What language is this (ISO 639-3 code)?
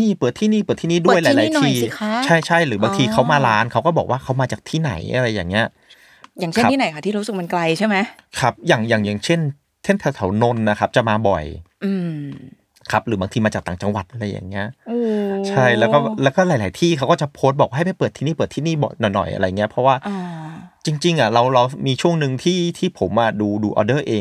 tha